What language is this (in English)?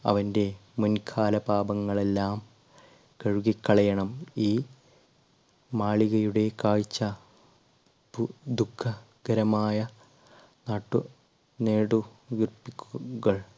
Malayalam